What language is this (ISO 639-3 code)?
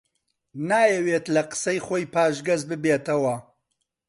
ckb